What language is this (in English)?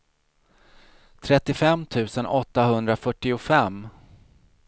Swedish